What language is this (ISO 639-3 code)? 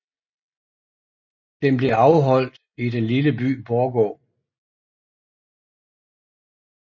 dan